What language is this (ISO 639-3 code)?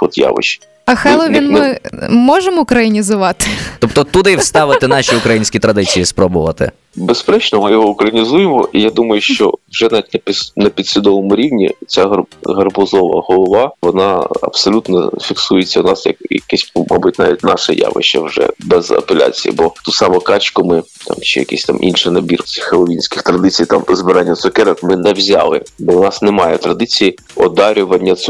ukr